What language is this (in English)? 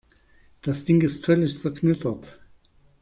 German